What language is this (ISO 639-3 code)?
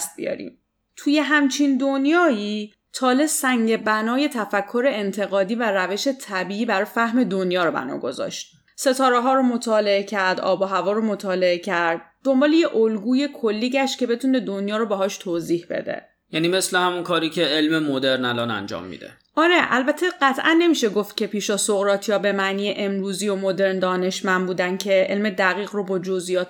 fas